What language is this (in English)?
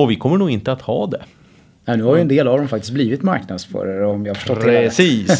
Swedish